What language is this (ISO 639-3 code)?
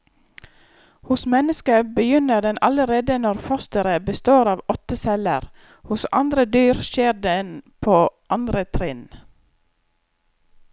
nor